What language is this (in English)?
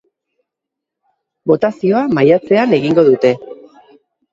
Basque